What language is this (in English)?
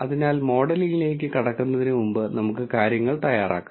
Malayalam